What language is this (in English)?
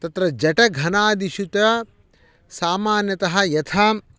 Sanskrit